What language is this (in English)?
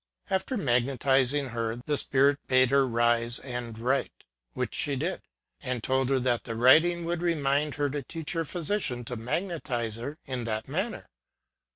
English